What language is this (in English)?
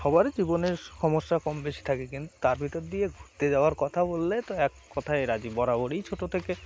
Bangla